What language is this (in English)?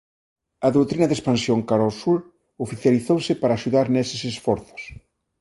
Galician